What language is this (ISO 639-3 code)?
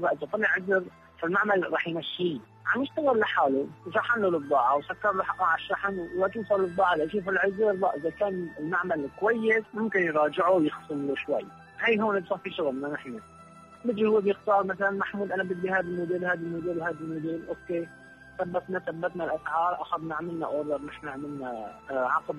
ara